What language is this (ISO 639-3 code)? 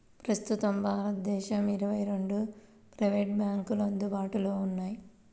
tel